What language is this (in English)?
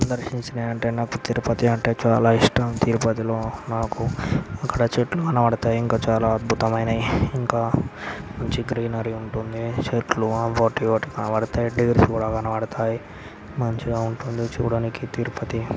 Telugu